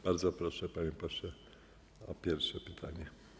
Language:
Polish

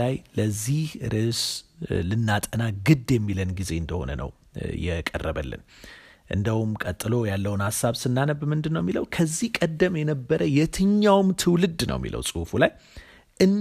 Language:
Amharic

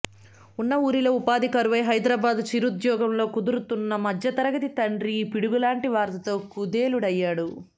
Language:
Telugu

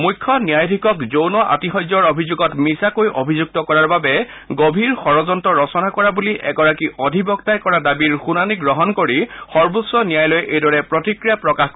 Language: Assamese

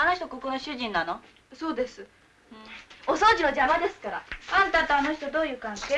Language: Japanese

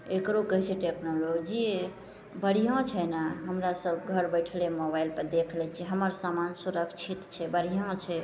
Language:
Maithili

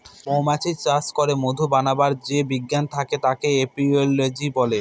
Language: Bangla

